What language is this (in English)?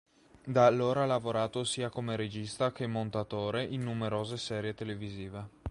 Italian